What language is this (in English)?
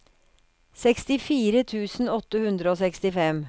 Norwegian